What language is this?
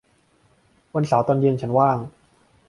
Thai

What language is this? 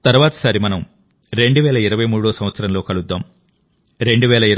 Telugu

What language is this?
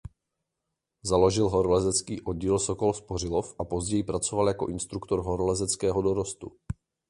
Czech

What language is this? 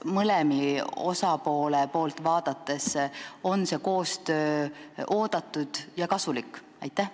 Estonian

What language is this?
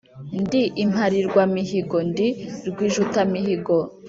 Kinyarwanda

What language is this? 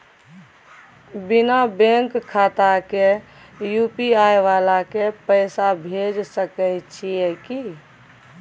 Maithili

